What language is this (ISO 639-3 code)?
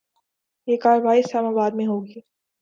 urd